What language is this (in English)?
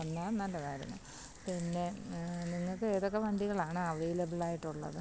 Malayalam